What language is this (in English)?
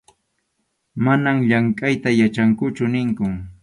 Arequipa-La Unión Quechua